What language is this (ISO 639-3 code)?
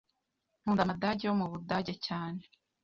kin